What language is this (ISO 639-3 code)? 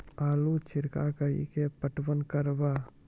mai